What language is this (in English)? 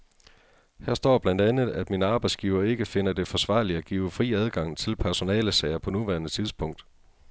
Danish